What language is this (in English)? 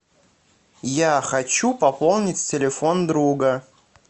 Russian